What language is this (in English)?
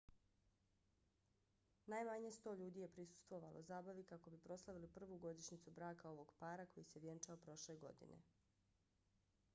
Bosnian